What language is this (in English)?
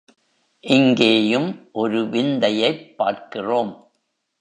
Tamil